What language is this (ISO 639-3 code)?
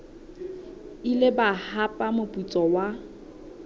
sot